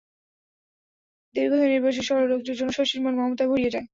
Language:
Bangla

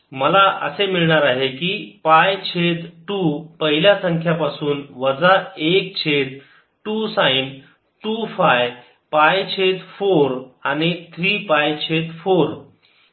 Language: Marathi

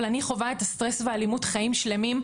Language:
Hebrew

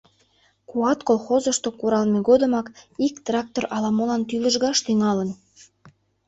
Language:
Mari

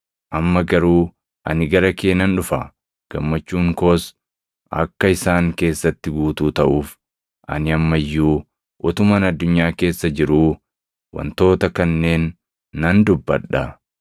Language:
Oromo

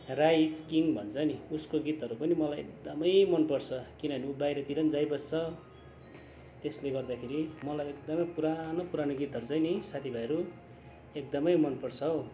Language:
Nepali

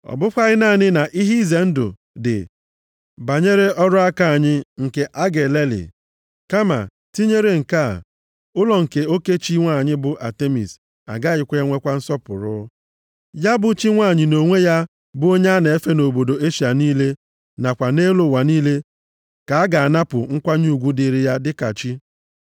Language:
Igbo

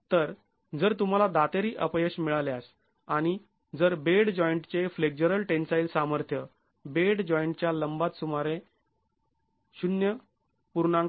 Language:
Marathi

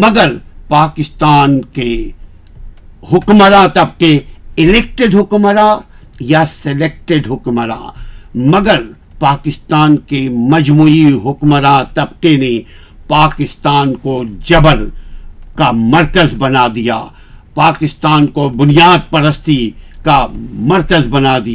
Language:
Urdu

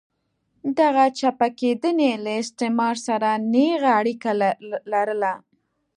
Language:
Pashto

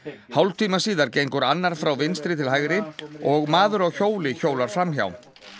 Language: Icelandic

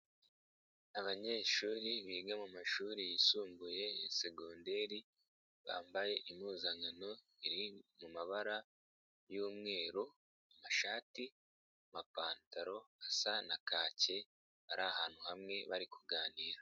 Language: Kinyarwanda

